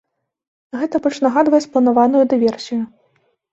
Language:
Belarusian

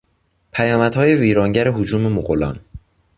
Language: Persian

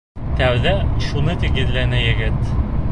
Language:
Bashkir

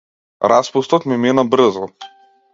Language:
Macedonian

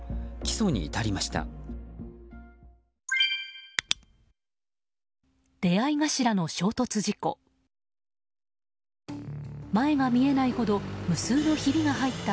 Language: Japanese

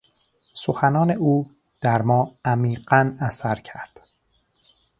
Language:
Persian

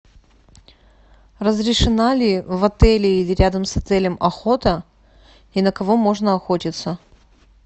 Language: Russian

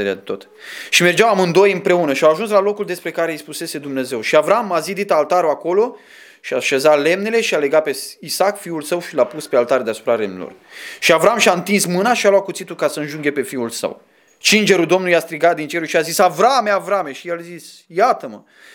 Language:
Romanian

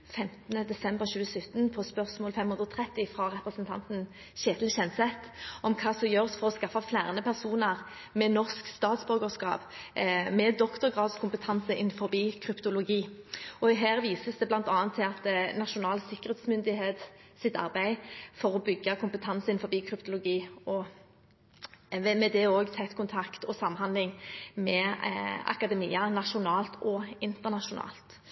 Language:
Norwegian Bokmål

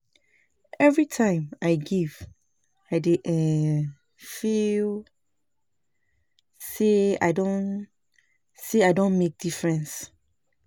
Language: Nigerian Pidgin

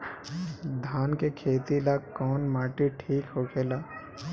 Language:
Bhojpuri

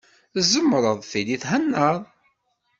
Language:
Kabyle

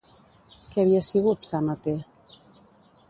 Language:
Catalan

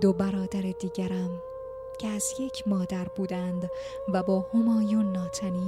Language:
Persian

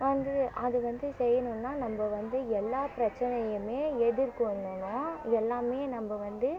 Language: Tamil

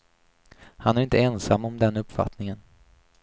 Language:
Swedish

